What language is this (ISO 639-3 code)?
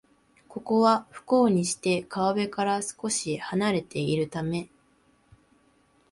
jpn